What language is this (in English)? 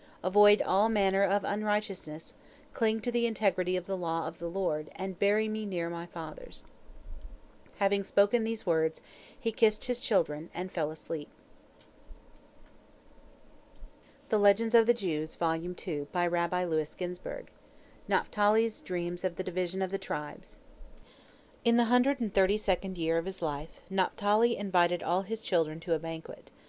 English